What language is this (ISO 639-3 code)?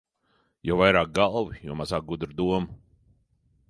lav